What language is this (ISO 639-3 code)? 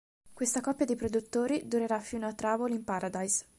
ita